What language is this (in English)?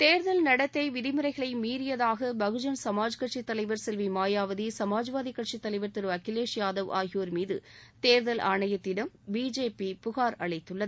Tamil